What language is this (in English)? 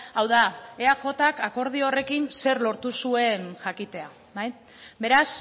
Basque